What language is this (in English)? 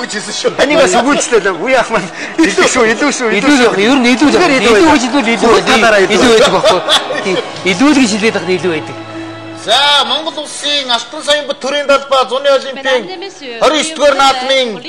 Romanian